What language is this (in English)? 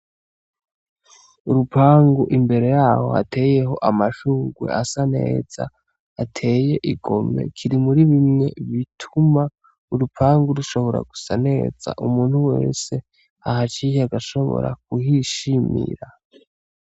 Rundi